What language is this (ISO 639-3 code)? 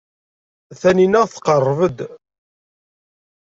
kab